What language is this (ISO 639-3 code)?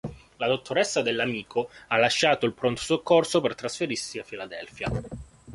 ita